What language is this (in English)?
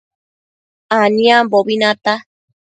Matsés